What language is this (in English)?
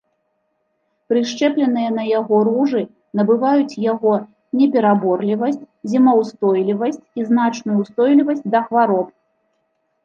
Belarusian